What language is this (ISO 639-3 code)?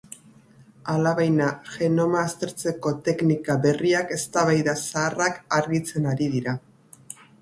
eus